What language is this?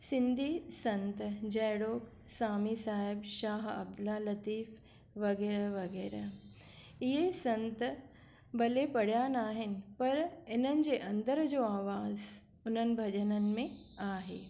Sindhi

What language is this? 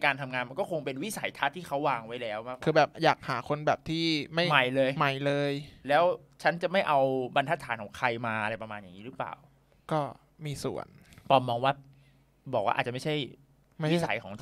Thai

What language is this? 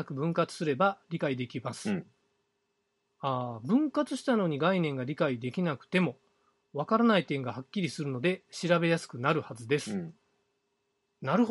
Japanese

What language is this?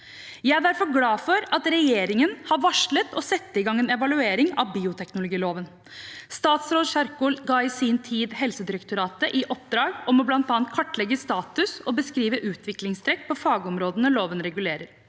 Norwegian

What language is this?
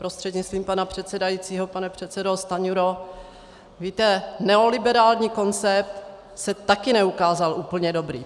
Czech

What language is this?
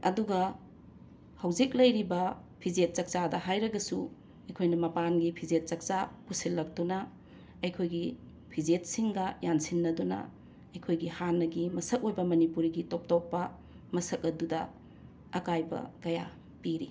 Manipuri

